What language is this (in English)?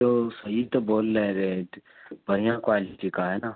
Urdu